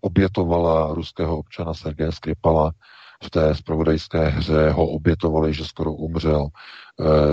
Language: Czech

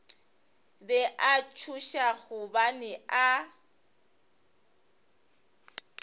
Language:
Northern Sotho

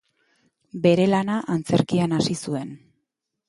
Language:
Basque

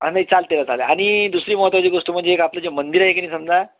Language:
Marathi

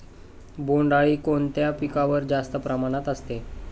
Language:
Marathi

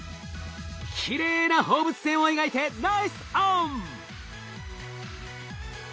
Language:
Japanese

